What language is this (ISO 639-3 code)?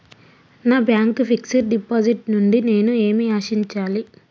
tel